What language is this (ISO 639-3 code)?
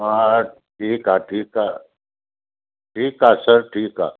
snd